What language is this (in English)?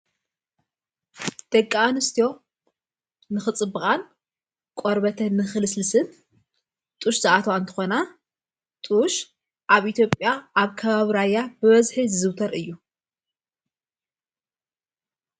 Tigrinya